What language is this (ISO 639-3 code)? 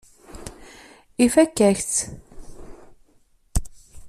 kab